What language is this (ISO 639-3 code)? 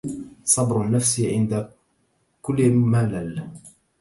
ara